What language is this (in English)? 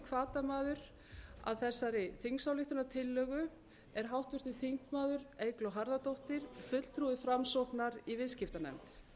Icelandic